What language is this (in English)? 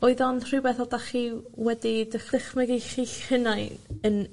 Welsh